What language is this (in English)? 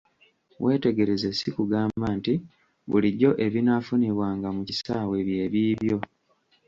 Ganda